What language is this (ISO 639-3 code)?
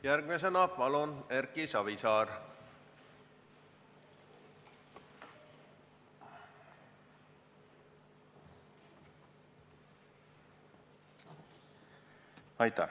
est